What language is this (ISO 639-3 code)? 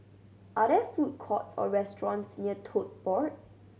eng